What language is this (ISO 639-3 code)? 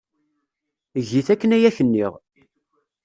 kab